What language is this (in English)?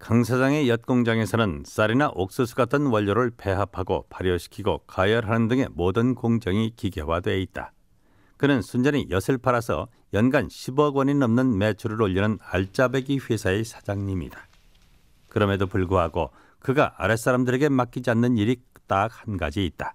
Korean